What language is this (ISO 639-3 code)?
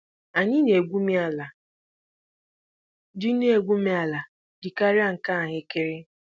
ibo